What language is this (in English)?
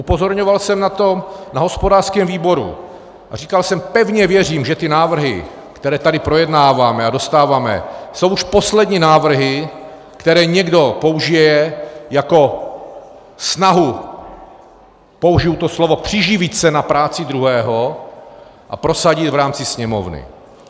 Czech